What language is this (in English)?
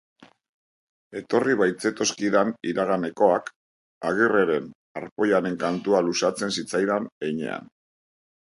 Basque